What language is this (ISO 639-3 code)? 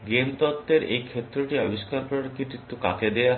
ben